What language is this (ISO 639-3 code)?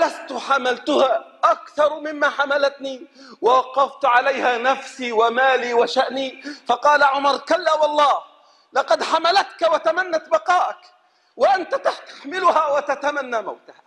ara